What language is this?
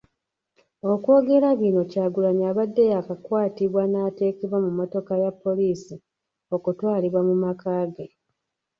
Ganda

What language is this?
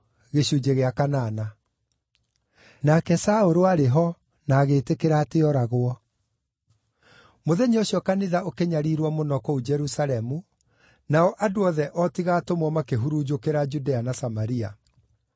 Kikuyu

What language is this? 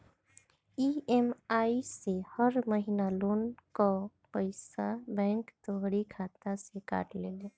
Bhojpuri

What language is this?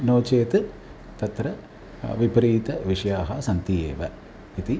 Sanskrit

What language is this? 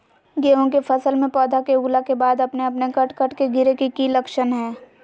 Magahi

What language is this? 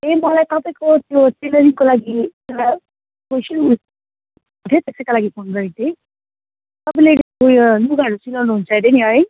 Nepali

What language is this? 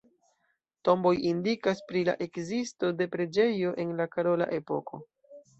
Esperanto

